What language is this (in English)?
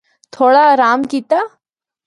Northern Hindko